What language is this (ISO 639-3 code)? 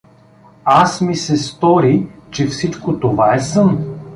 bul